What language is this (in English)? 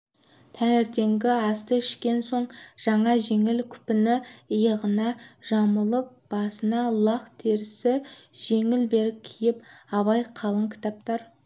Kazakh